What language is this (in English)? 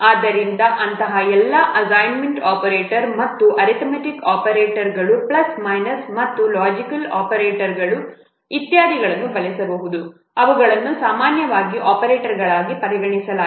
Kannada